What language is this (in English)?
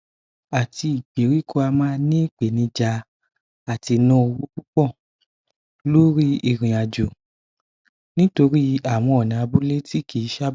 Yoruba